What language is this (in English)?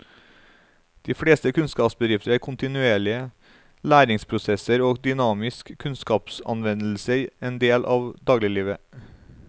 Norwegian